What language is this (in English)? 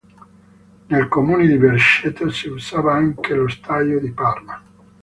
Italian